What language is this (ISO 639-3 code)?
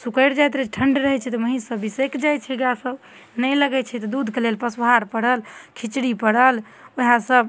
mai